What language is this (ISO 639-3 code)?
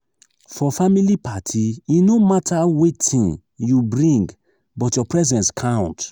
pcm